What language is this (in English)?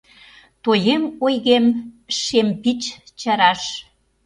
Mari